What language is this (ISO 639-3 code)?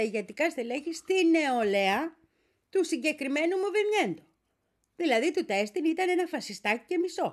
ell